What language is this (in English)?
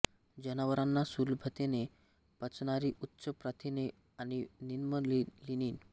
Marathi